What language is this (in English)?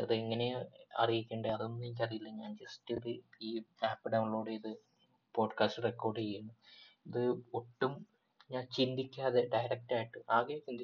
Malayalam